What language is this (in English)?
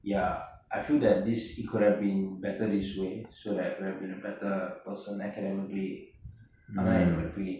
English